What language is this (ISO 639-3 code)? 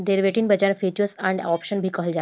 bho